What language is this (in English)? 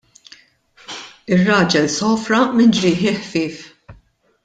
Maltese